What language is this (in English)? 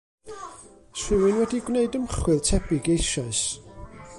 Welsh